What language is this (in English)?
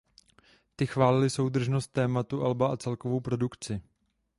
Czech